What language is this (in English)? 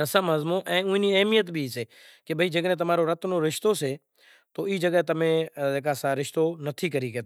Kachi Koli